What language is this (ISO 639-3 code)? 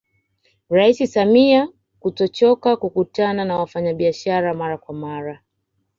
swa